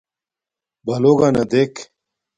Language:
Domaaki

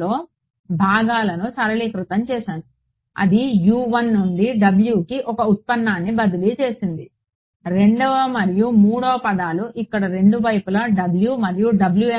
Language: Telugu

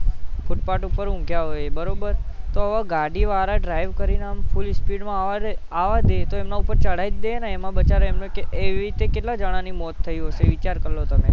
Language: Gujarati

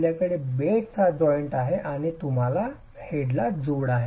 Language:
Marathi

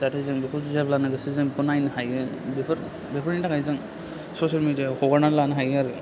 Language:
Bodo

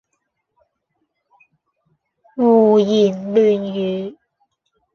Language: Cantonese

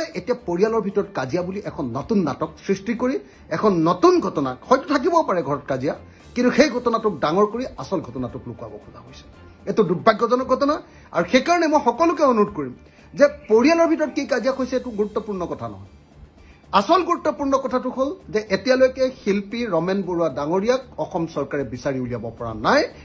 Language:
Bangla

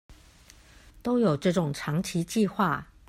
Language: Chinese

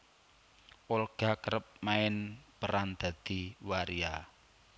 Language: Javanese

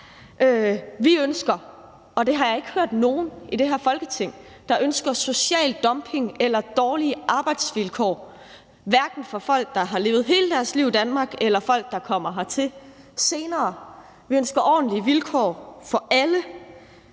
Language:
Danish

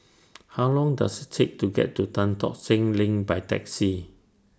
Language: English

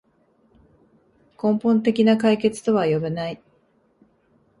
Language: Japanese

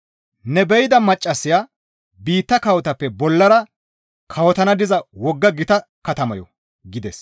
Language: Gamo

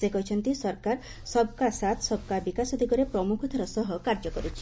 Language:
Odia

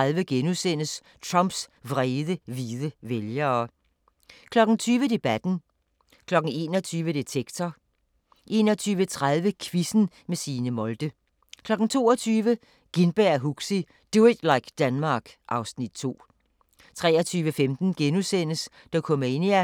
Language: Danish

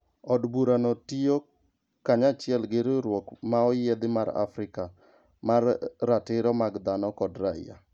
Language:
Luo (Kenya and Tanzania)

